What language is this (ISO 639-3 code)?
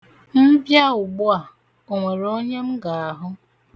ibo